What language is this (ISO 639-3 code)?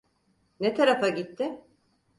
tur